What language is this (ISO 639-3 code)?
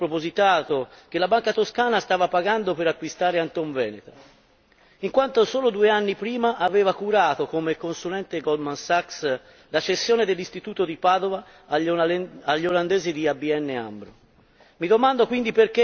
ita